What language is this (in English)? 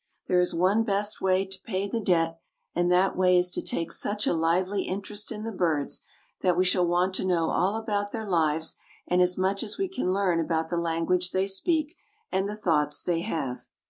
English